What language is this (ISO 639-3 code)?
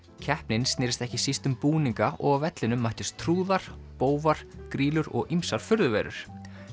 isl